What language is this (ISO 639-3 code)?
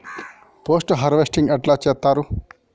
tel